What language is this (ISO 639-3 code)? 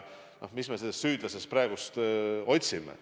est